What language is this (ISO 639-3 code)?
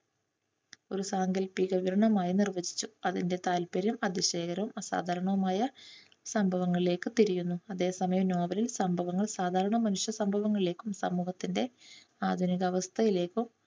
mal